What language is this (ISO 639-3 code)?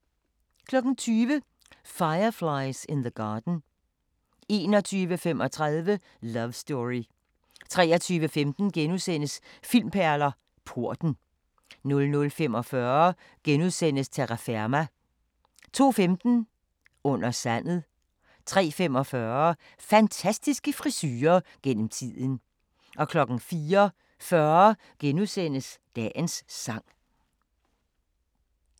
dan